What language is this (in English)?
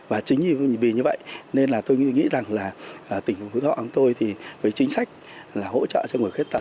Vietnamese